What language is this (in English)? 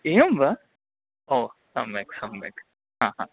Sanskrit